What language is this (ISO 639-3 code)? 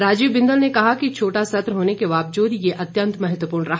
hin